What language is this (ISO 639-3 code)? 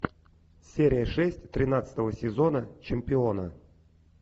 rus